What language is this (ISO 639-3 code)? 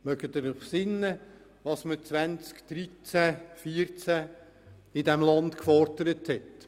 gsw